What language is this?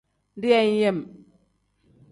Tem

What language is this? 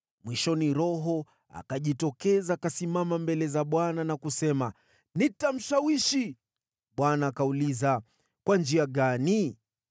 Swahili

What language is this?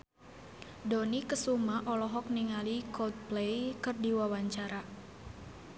Sundanese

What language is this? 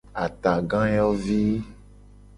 Gen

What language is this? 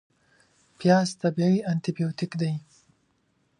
Pashto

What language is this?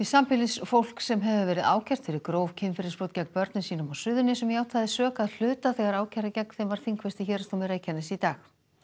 Icelandic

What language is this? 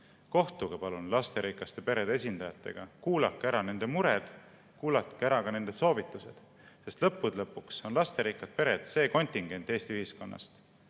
Estonian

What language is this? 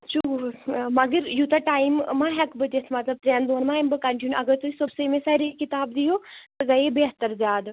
Kashmiri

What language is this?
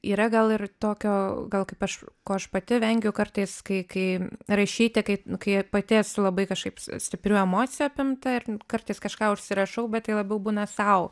Lithuanian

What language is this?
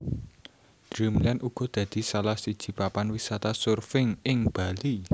Javanese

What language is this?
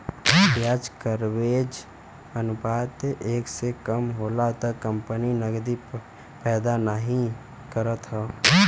Bhojpuri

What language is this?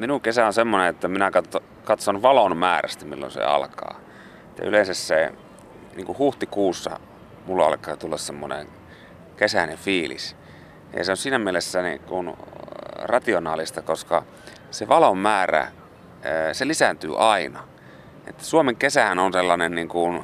Finnish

